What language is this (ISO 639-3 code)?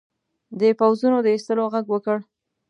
pus